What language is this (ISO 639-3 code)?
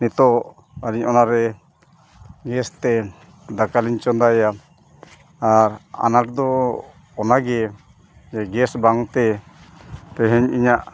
sat